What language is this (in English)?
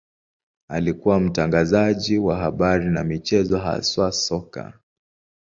Swahili